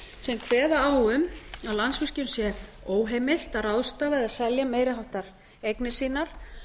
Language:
Icelandic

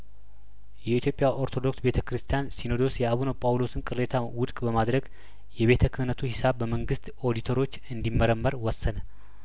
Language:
Amharic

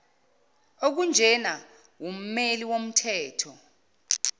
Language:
Zulu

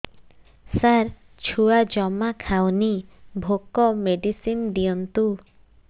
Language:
Odia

